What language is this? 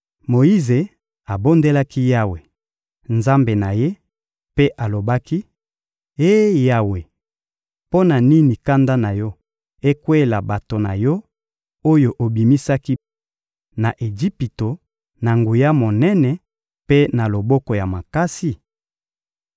Lingala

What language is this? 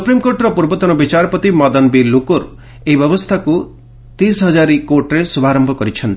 Odia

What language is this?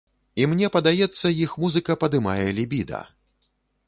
Belarusian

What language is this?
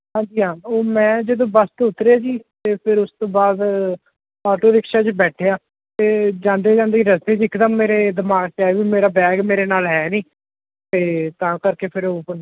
Punjabi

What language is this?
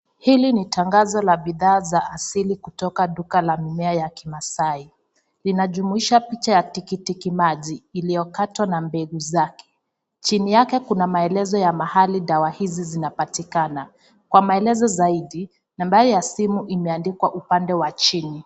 Swahili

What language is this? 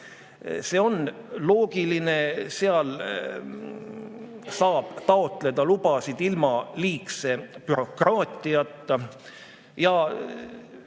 Estonian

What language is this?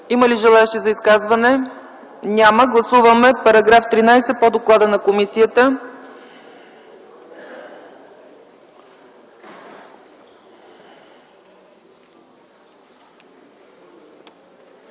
Bulgarian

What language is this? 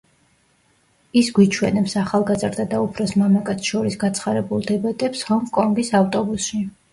Georgian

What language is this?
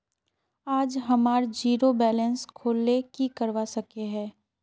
Magahi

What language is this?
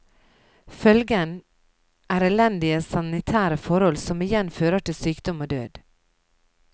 Norwegian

